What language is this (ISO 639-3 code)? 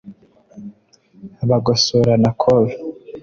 kin